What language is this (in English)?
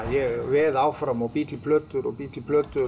Icelandic